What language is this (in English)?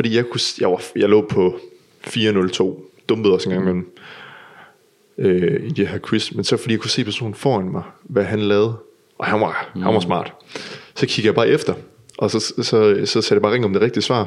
Danish